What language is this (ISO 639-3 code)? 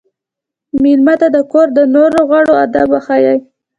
pus